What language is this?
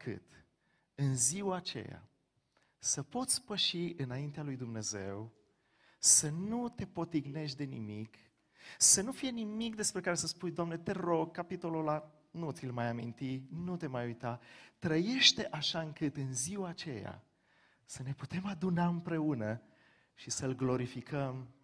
Romanian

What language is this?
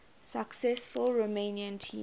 English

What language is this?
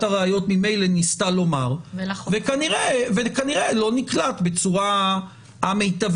Hebrew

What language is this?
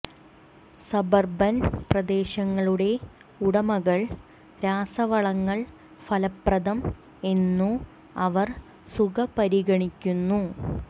Malayalam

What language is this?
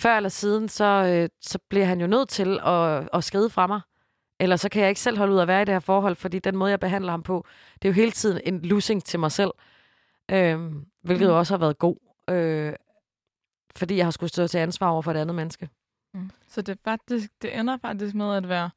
Danish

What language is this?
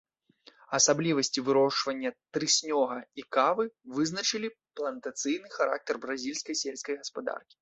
Belarusian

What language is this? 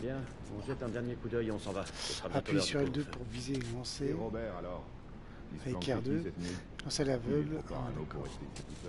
French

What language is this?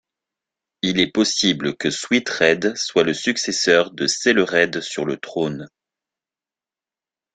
French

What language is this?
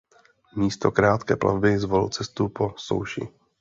Czech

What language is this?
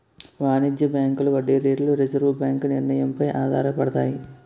Telugu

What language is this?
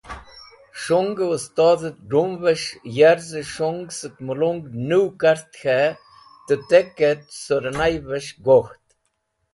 Wakhi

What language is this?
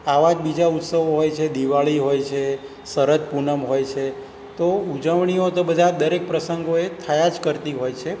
Gujarati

